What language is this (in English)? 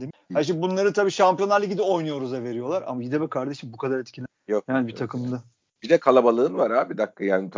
Turkish